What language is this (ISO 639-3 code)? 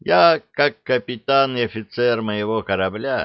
rus